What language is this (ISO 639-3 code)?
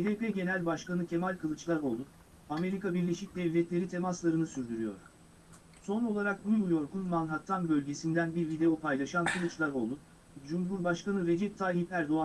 tur